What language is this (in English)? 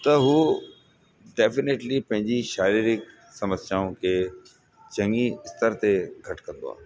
Sindhi